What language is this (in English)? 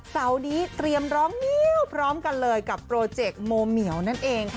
Thai